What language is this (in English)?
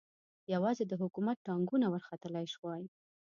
Pashto